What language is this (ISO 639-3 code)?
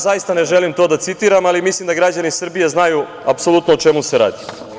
srp